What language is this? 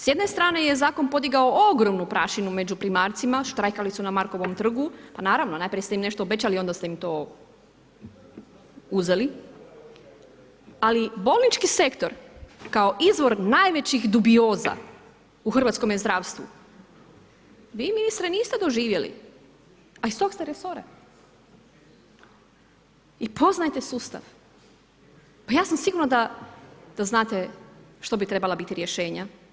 Croatian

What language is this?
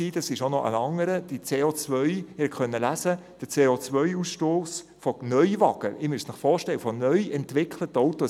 Swiss German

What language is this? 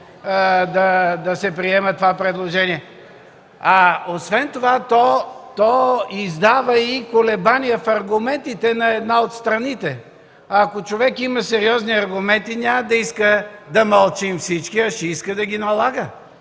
Bulgarian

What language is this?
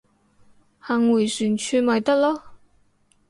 Cantonese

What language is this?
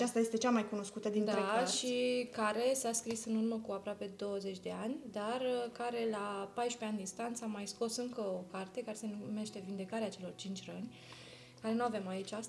Romanian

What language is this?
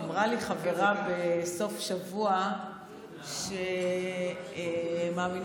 Hebrew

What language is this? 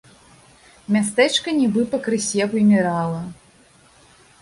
Belarusian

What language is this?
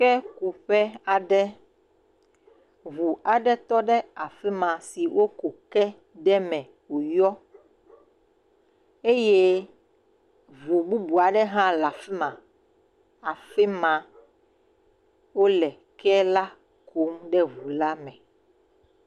Ewe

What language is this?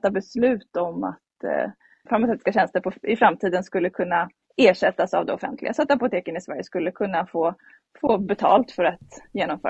Swedish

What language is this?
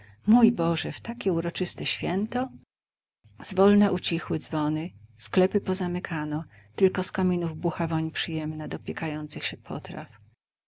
Polish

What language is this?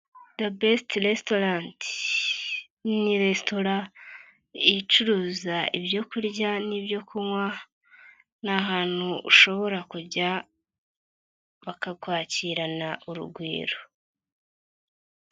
Kinyarwanda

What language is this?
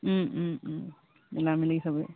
Assamese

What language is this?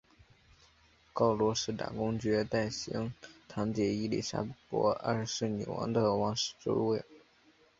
Chinese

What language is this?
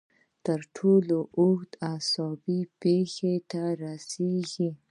Pashto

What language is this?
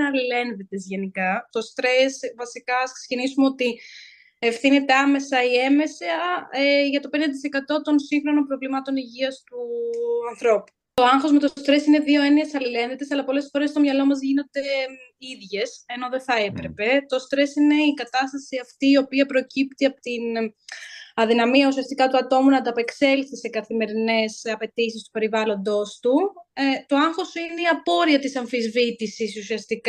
Greek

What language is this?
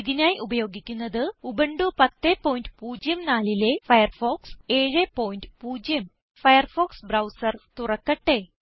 Malayalam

